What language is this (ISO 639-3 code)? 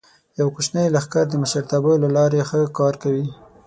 pus